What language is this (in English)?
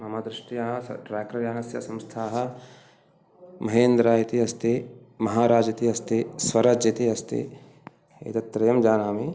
Sanskrit